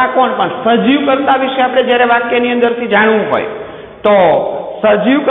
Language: Hindi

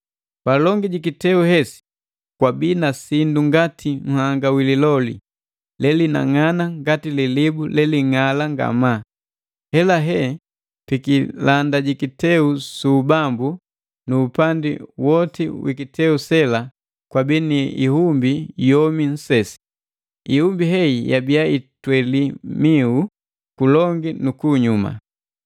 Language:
Matengo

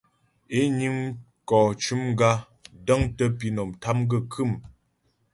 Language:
Ghomala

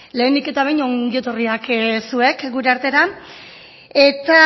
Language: Basque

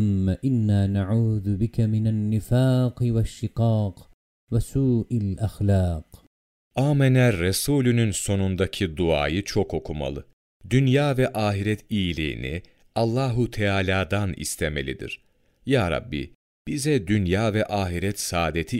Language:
Turkish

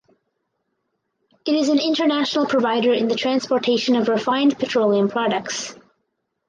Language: English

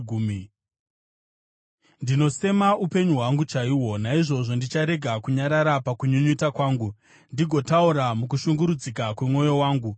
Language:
Shona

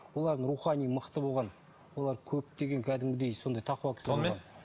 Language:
Kazakh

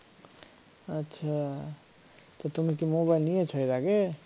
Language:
Bangla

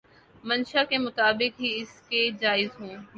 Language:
Urdu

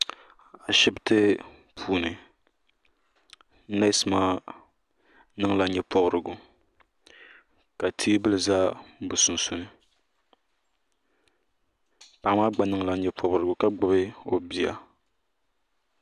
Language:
Dagbani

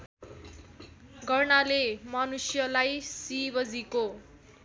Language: Nepali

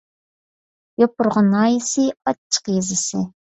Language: Uyghur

